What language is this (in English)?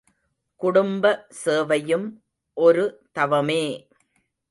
Tamil